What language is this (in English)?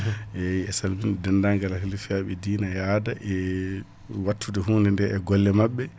Fula